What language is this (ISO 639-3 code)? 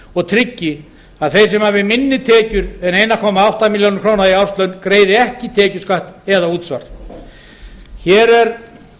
isl